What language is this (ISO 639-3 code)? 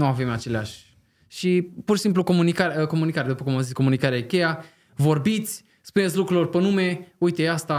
ron